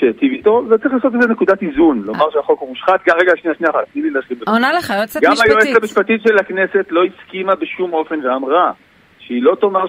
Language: Hebrew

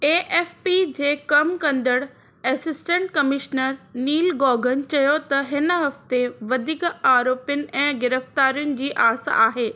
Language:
Sindhi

